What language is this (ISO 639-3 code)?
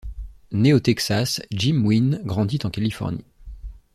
fra